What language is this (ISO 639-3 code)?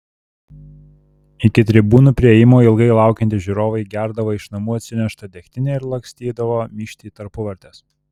lit